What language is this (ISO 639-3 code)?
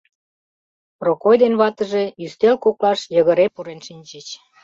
chm